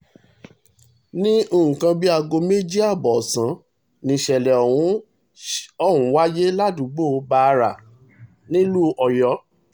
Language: Yoruba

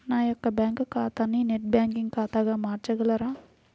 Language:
Telugu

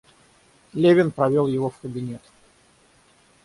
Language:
Russian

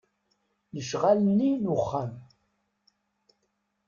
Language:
Kabyle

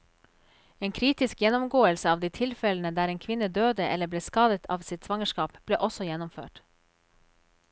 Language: Norwegian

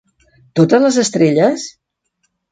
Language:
Catalan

